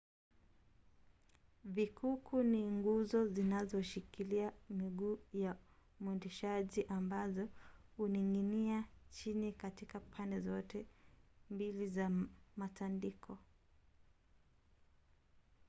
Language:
Swahili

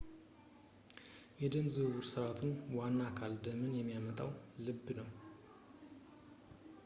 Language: Amharic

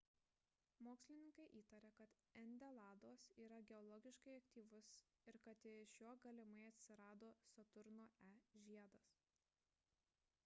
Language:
Lithuanian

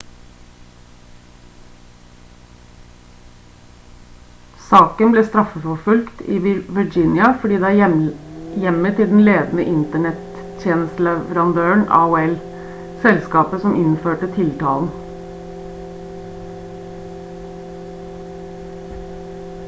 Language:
Norwegian Bokmål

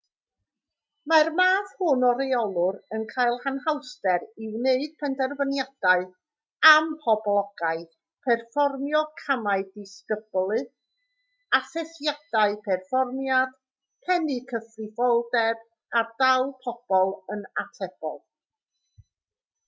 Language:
Welsh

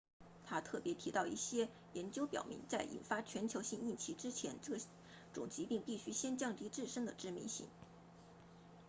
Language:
Chinese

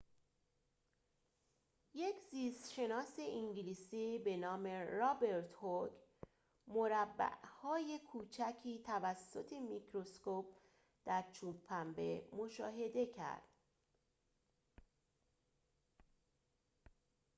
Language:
Persian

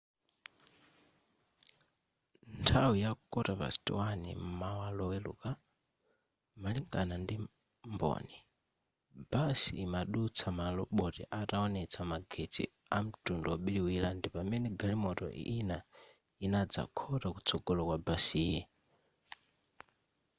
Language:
Nyanja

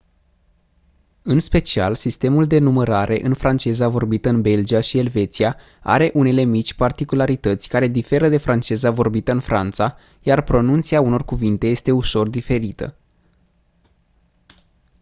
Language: Romanian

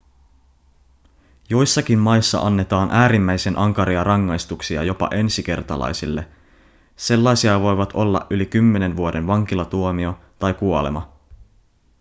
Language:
Finnish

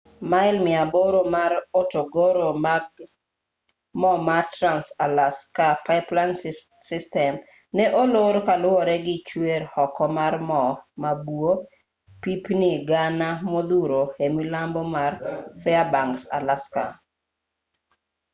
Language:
Luo (Kenya and Tanzania)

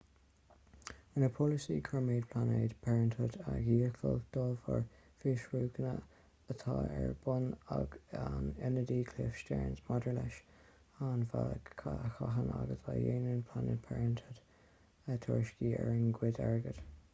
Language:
Irish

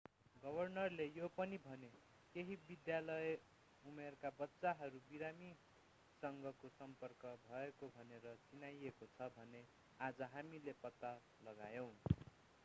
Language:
Nepali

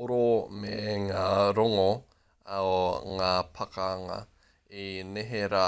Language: Māori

